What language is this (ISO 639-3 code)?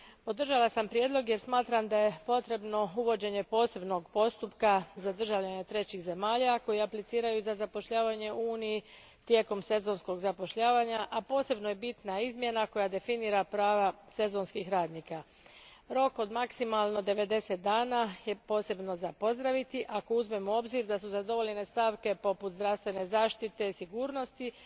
hrv